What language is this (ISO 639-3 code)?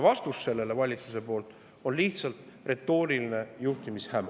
est